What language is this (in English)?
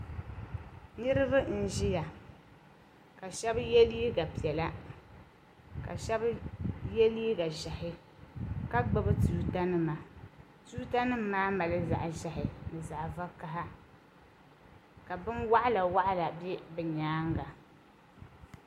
Dagbani